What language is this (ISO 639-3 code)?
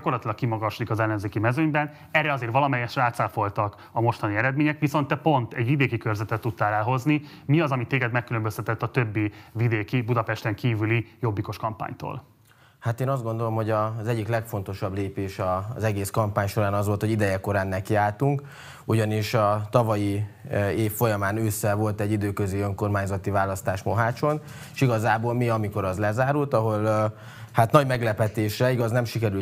hun